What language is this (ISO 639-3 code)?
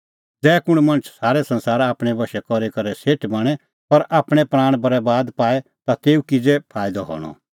kfx